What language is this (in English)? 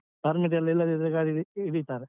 Kannada